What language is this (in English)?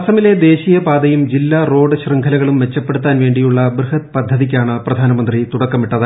Malayalam